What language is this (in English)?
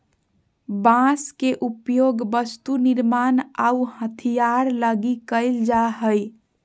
Magahi